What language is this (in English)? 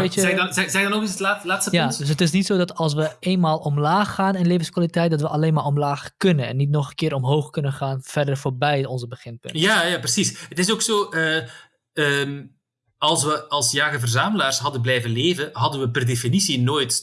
Dutch